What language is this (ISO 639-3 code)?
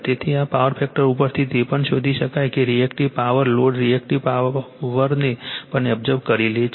guj